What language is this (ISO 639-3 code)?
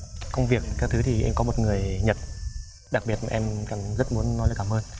vie